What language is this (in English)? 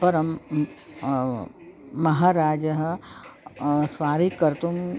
Sanskrit